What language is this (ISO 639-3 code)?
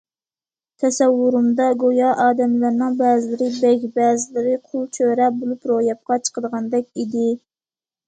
uig